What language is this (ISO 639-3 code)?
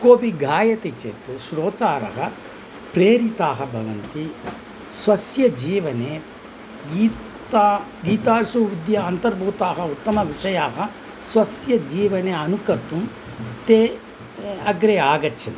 san